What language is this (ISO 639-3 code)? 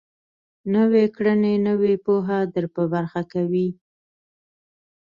pus